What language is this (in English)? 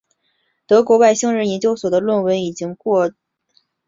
Chinese